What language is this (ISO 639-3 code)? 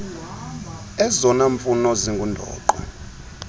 xho